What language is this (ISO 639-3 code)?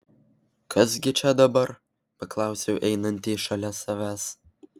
lit